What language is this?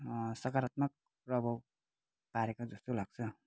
Nepali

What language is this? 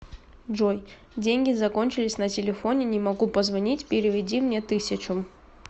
Russian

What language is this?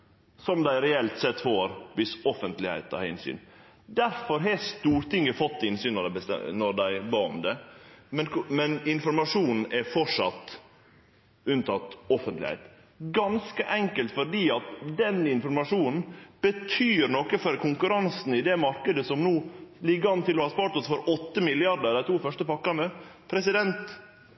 Norwegian Nynorsk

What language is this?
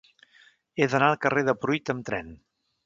Catalan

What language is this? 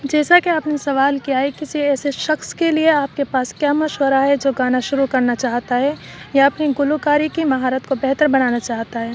Urdu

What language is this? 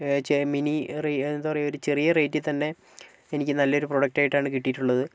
Malayalam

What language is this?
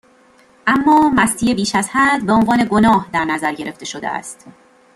Persian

